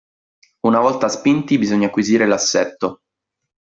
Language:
Italian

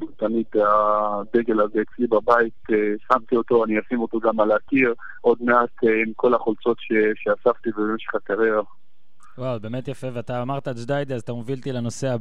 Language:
Hebrew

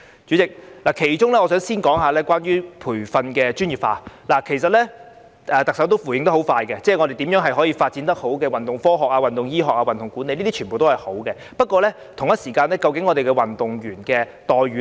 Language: Cantonese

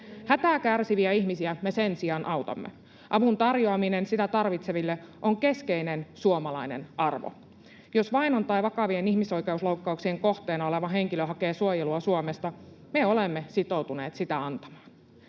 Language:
Finnish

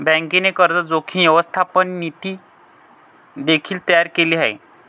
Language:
Marathi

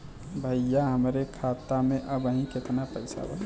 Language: Bhojpuri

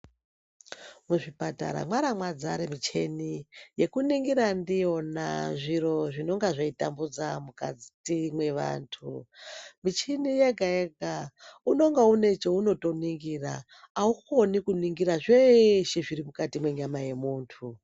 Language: Ndau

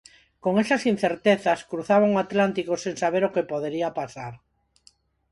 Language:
Galician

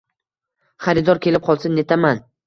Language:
Uzbek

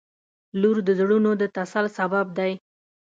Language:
Pashto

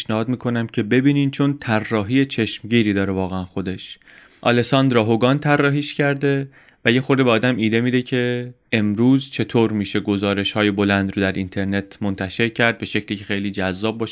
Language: Persian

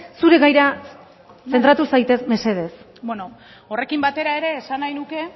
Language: Basque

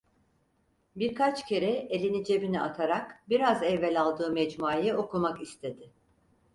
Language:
Turkish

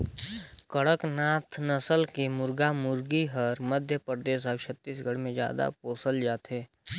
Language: Chhattisgarhi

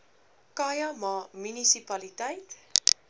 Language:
Afrikaans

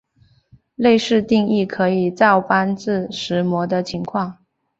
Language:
Chinese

